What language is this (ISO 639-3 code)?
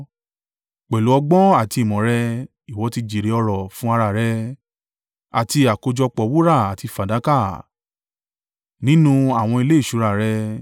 yor